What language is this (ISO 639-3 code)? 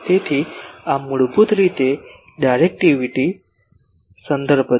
guj